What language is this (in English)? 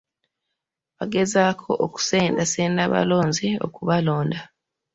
Ganda